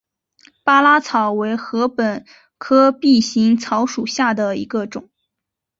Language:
Chinese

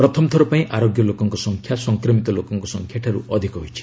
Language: Odia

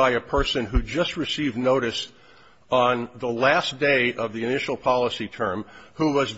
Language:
English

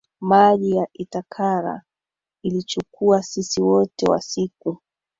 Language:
Swahili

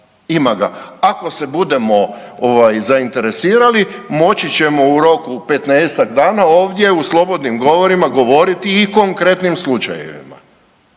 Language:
Croatian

